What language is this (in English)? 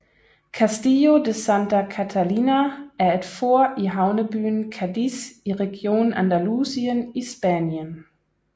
Danish